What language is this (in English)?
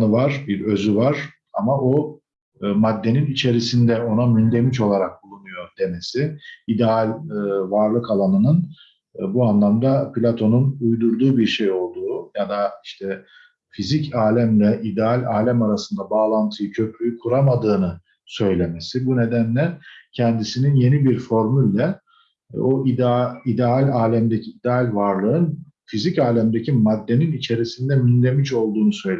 Turkish